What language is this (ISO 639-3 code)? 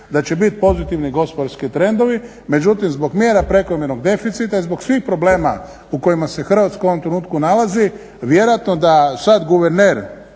hrv